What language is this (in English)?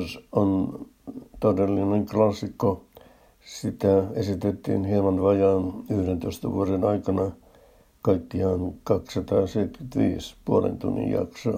Finnish